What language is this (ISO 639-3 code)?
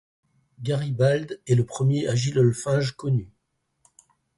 fra